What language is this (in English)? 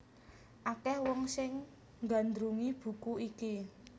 Javanese